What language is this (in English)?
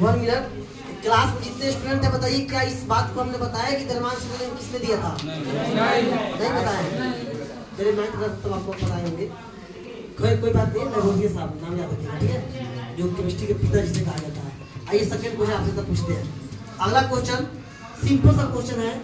Hindi